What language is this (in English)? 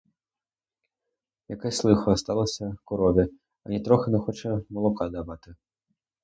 Ukrainian